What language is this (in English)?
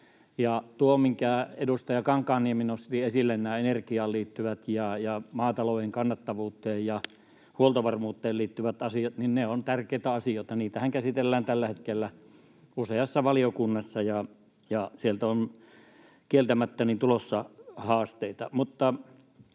Finnish